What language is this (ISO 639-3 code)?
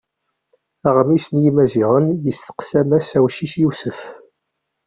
kab